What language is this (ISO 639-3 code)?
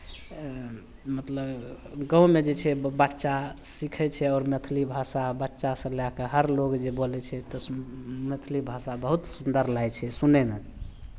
mai